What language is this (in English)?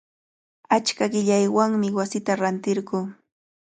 Cajatambo North Lima Quechua